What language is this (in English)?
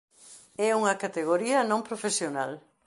Galician